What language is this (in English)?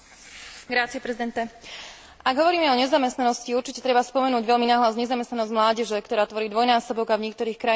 Slovak